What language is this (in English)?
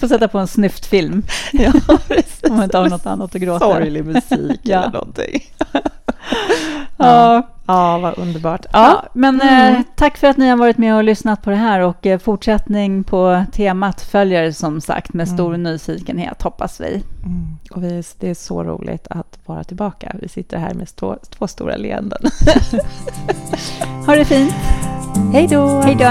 Swedish